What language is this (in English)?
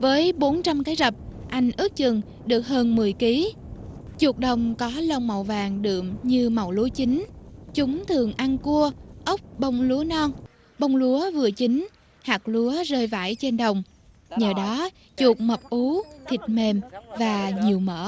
Vietnamese